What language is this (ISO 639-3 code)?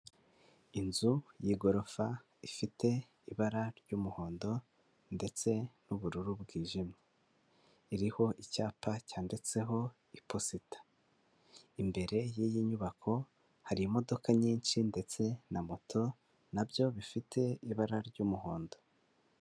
kin